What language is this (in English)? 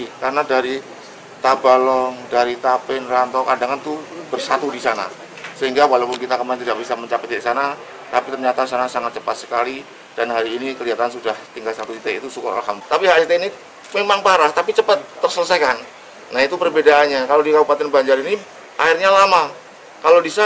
Indonesian